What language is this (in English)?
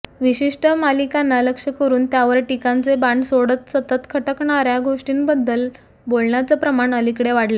Marathi